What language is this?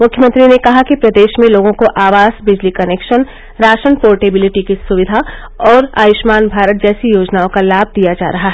Hindi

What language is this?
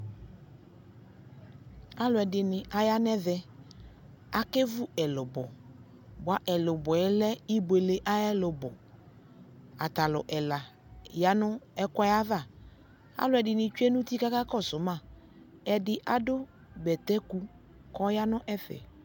Ikposo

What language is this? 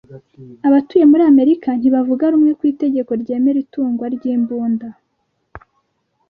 Kinyarwanda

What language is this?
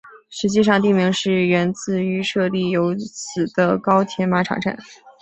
Chinese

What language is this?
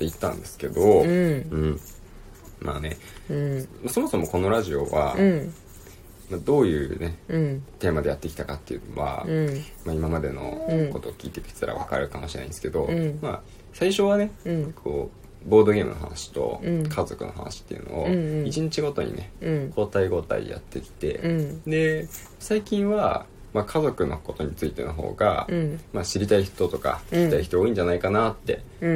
Japanese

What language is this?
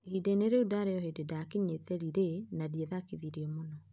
Kikuyu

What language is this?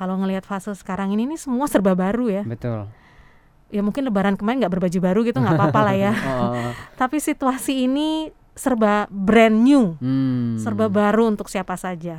Indonesian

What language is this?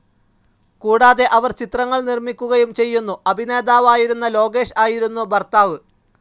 Malayalam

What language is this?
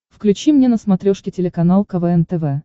Russian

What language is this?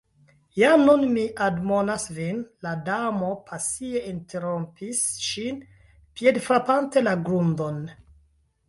Esperanto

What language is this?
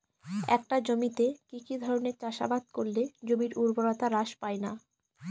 Bangla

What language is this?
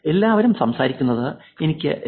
Malayalam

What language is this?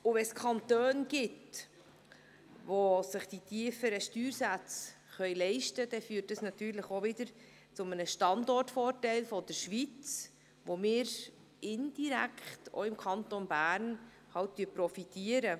Swiss German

